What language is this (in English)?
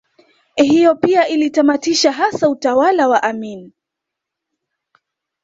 Swahili